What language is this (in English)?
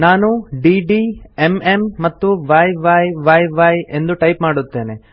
Kannada